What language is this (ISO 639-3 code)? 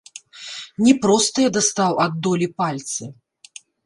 bel